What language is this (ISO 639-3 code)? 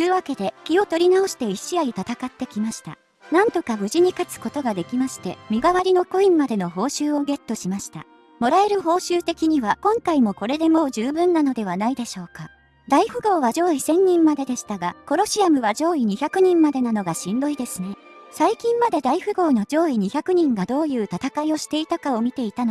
jpn